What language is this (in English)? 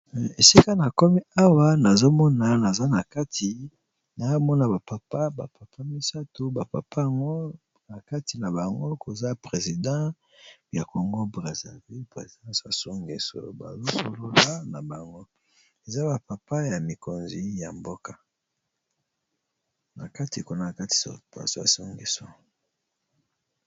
Lingala